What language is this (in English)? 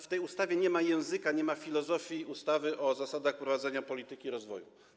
Polish